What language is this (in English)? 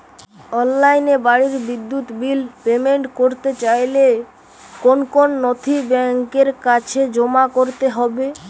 Bangla